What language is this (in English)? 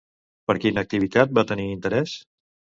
Catalan